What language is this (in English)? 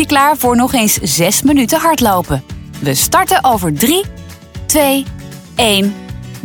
Dutch